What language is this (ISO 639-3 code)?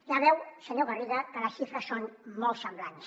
cat